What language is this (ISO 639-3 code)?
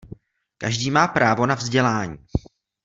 ces